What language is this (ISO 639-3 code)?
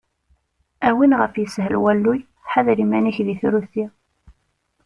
kab